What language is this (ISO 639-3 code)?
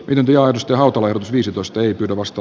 fin